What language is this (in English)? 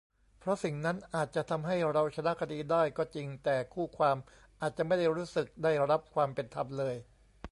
Thai